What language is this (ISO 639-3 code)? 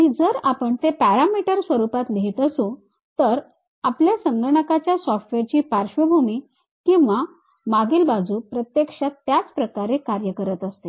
mar